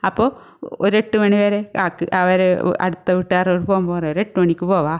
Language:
Malayalam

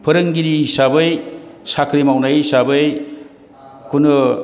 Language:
Bodo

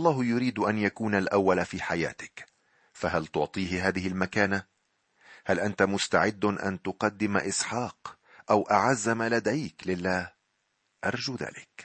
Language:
Arabic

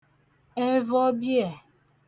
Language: Igbo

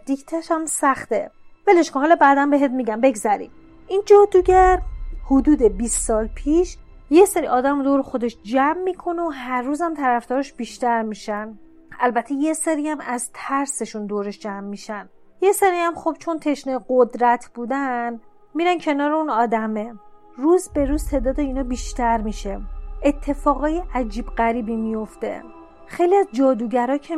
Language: Persian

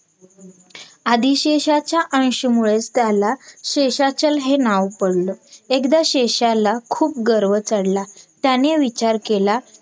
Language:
Marathi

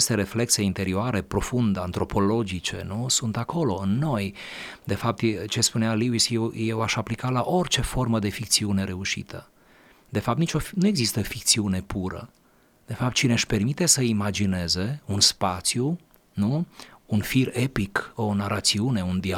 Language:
Romanian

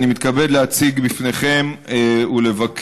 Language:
Hebrew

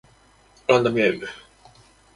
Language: Japanese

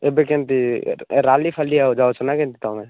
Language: Odia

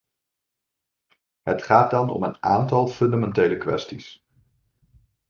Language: Dutch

